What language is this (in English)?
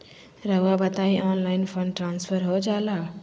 Magahi